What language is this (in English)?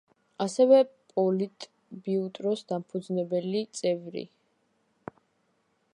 Georgian